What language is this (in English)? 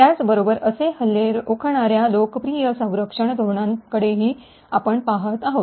Marathi